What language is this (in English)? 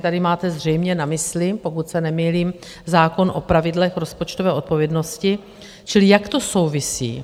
Czech